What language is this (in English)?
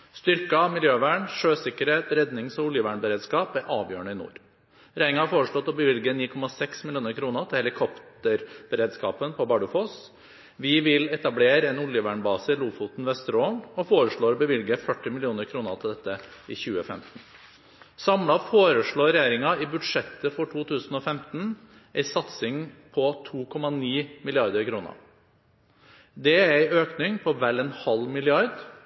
Norwegian Bokmål